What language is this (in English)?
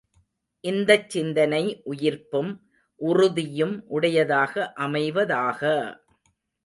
Tamil